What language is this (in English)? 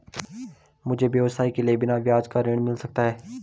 Hindi